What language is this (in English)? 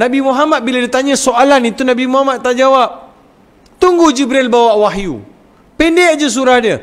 Malay